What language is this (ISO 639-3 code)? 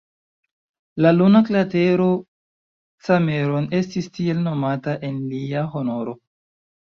epo